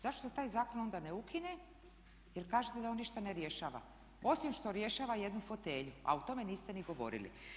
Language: Croatian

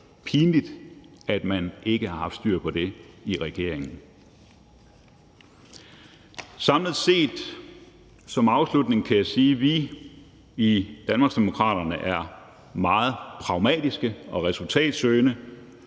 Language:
Danish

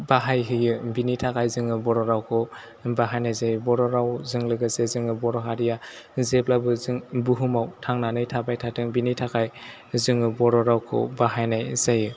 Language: Bodo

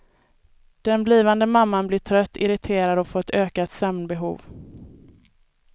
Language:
Swedish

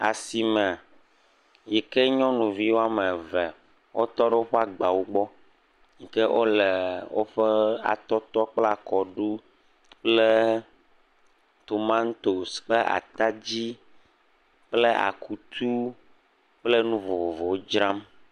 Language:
Ewe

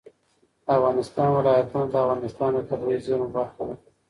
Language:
Pashto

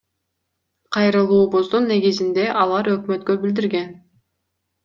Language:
Kyrgyz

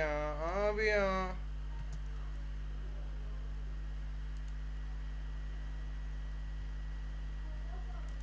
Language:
Turkish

